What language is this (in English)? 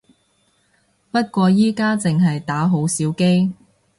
Cantonese